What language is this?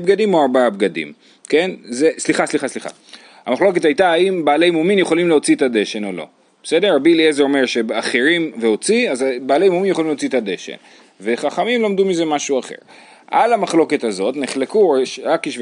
Hebrew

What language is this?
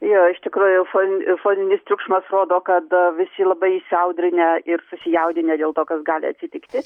Lithuanian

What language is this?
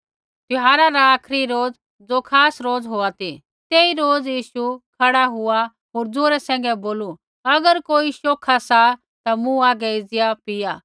Kullu Pahari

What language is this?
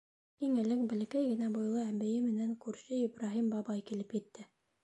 Bashkir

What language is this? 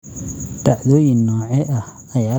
Somali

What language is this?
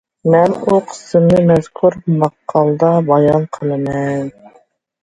Uyghur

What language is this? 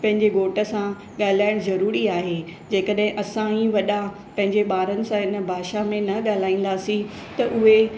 Sindhi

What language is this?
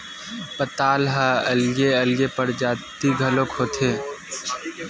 Chhattisgarhi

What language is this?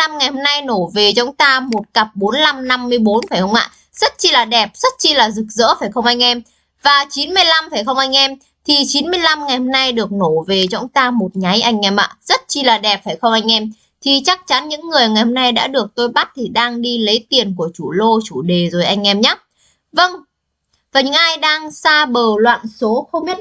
Vietnamese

